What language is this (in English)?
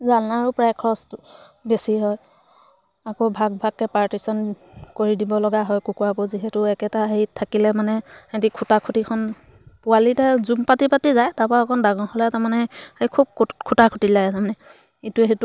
Assamese